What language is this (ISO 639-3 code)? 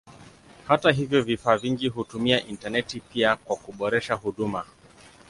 swa